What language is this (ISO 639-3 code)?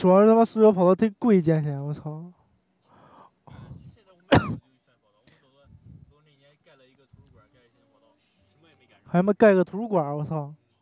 zho